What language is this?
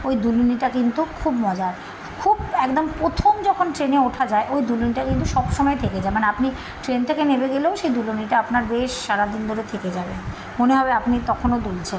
Bangla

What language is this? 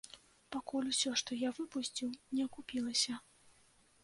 Belarusian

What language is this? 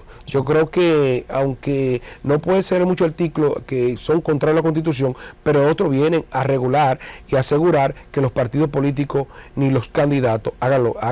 Spanish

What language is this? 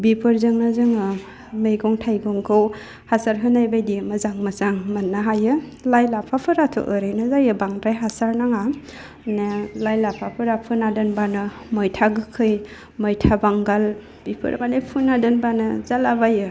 Bodo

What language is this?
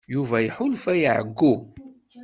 Kabyle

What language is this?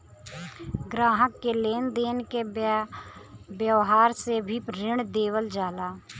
Bhojpuri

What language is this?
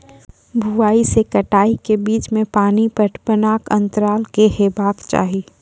Maithili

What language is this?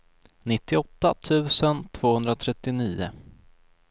Swedish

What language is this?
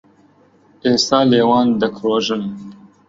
Central Kurdish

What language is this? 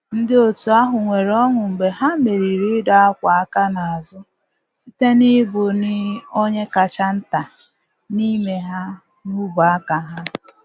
Igbo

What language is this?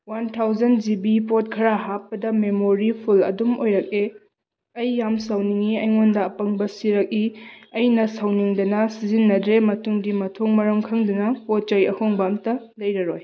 Manipuri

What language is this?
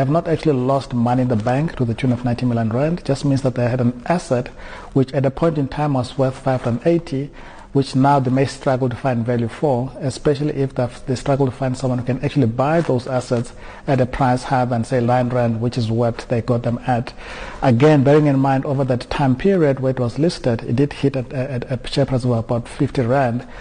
English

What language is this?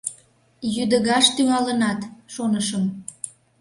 Mari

